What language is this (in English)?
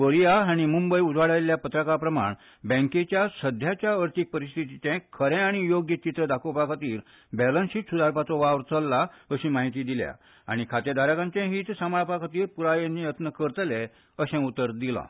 Konkani